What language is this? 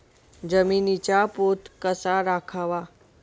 Marathi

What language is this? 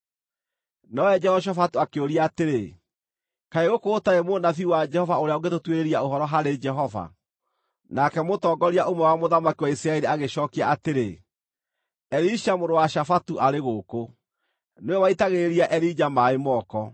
Kikuyu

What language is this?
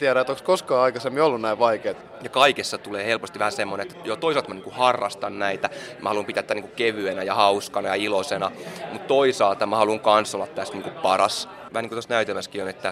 Finnish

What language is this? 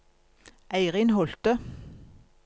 Norwegian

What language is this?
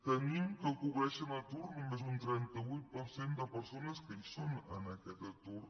Catalan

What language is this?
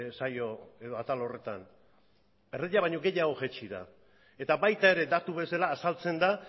Basque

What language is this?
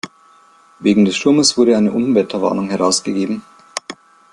German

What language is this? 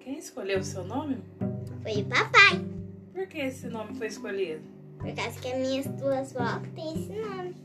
Portuguese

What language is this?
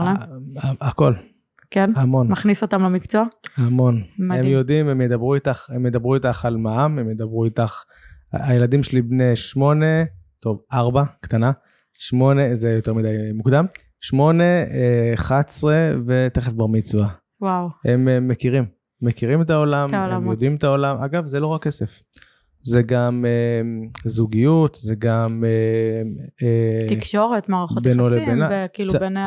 Hebrew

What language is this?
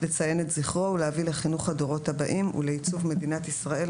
Hebrew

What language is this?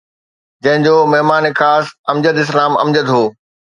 Sindhi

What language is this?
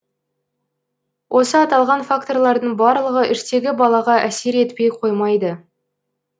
Kazakh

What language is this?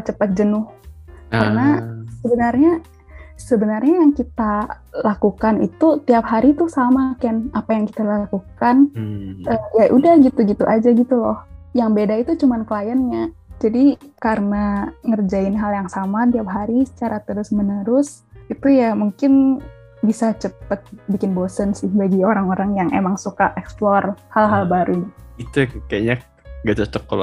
Indonesian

